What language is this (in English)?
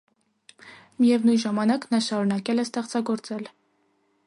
Armenian